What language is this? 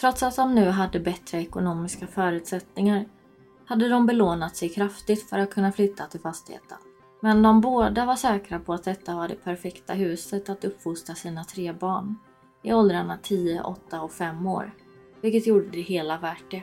Swedish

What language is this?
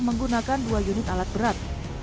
Indonesian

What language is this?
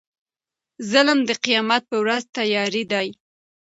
Pashto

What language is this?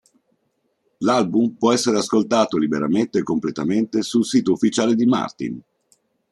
Italian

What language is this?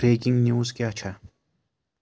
Kashmiri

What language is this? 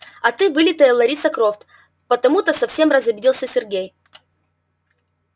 Russian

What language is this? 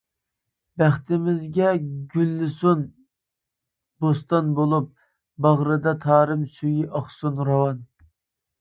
Uyghur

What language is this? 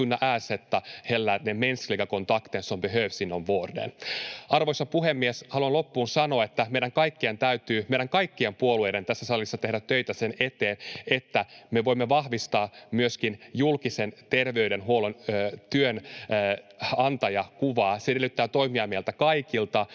Finnish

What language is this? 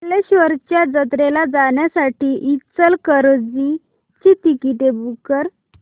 Marathi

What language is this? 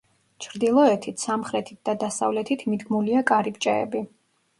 Georgian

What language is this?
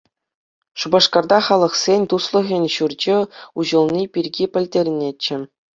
Chuvash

